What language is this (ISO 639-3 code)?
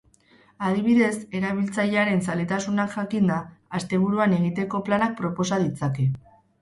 eus